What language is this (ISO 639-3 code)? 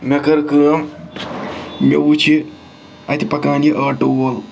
kas